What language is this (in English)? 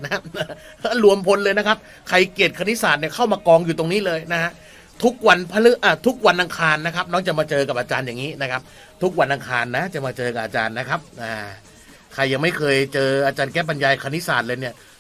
Thai